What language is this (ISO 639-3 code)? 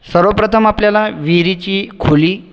mar